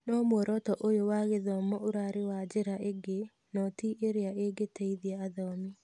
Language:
Kikuyu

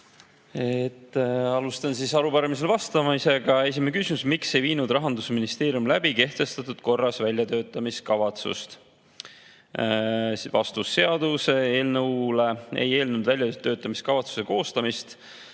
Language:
Estonian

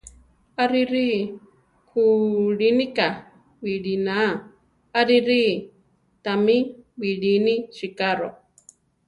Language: Central Tarahumara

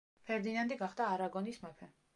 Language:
Georgian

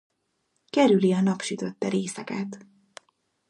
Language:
Hungarian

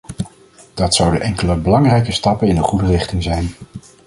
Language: Dutch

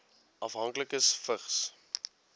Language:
Afrikaans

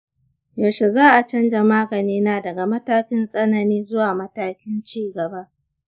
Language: Hausa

